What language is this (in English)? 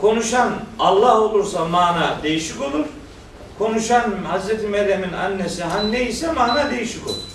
Turkish